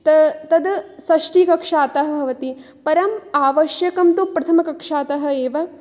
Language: Sanskrit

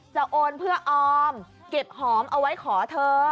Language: Thai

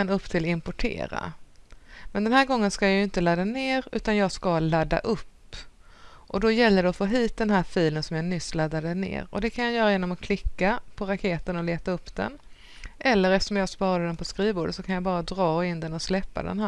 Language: Swedish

